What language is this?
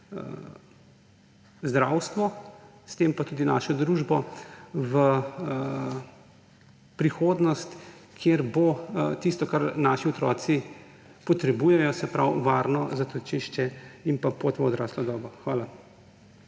Slovenian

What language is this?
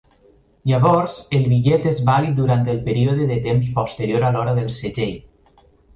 Catalan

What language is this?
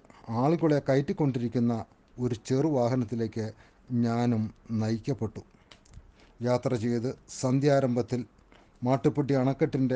Malayalam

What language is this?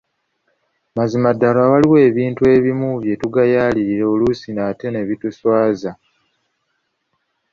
Ganda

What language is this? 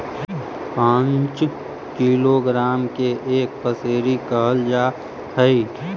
Magahi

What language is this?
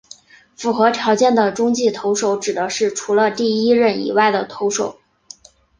Chinese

